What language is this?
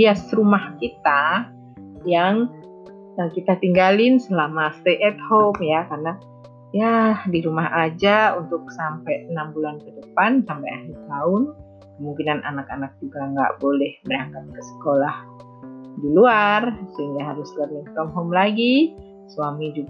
Indonesian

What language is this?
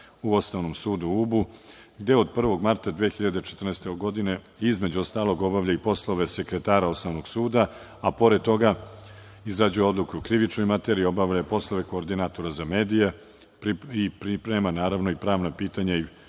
Serbian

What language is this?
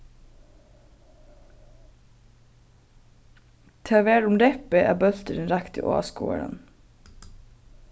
Faroese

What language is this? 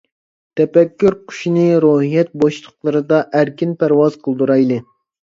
Uyghur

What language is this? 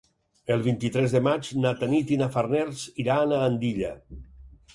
Catalan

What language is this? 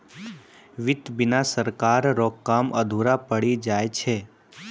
Maithili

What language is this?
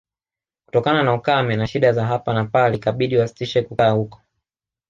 Swahili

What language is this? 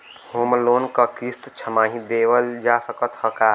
Bhojpuri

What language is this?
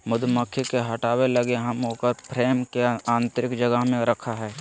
Magahi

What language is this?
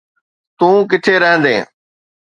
Sindhi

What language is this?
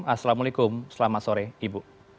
Indonesian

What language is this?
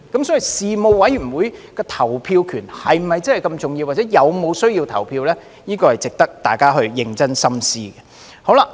Cantonese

